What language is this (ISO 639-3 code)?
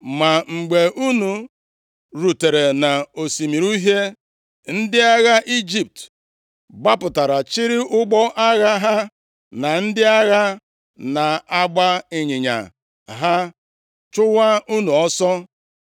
ibo